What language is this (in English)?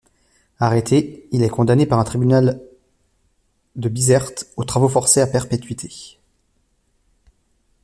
French